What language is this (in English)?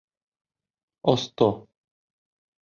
Bashkir